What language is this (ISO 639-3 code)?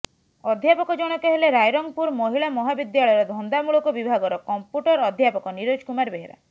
ori